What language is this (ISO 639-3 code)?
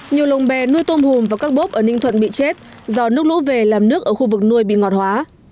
vie